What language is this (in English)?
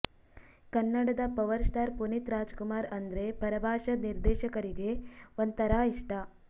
Kannada